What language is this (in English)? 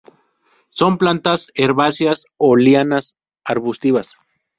Spanish